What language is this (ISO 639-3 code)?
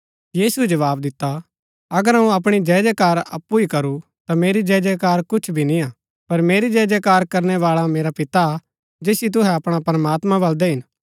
gbk